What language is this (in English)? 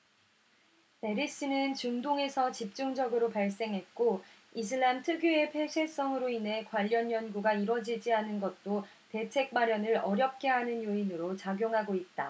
Korean